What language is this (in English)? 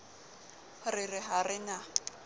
Southern Sotho